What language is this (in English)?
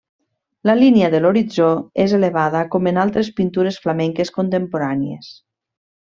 Catalan